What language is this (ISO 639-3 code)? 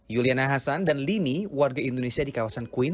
ind